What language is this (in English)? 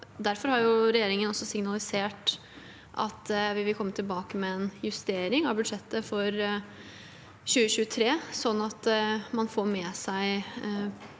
Norwegian